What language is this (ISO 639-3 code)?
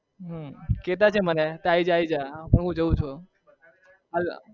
guj